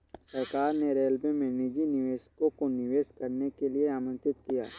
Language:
Hindi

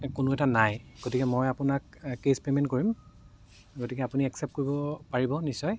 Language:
Assamese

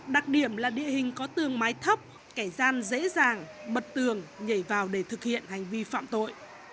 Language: Vietnamese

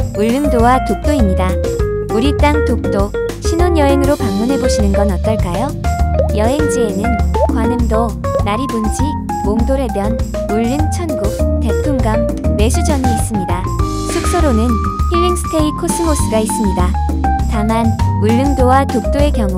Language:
Korean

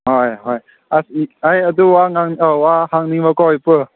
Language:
Manipuri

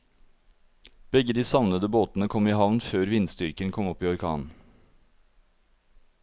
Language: Norwegian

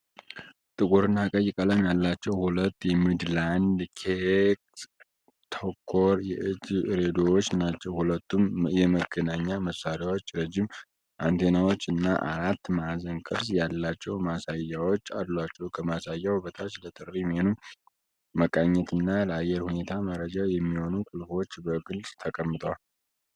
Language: Amharic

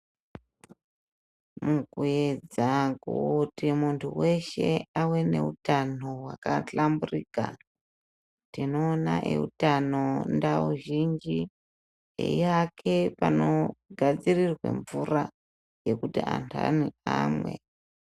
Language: Ndau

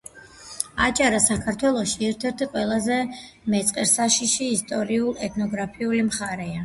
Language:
Georgian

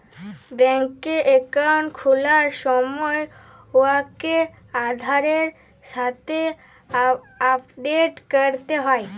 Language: Bangla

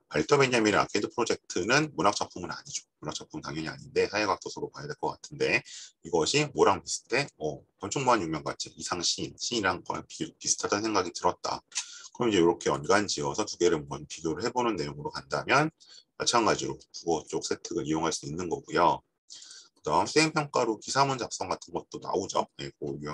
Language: Korean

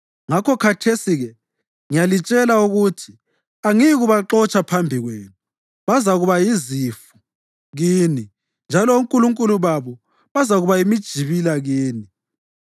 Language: North Ndebele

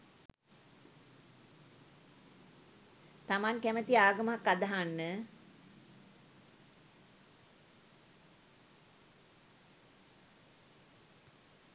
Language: Sinhala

